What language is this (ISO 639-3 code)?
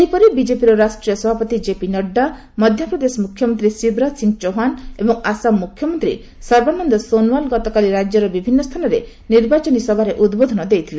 ori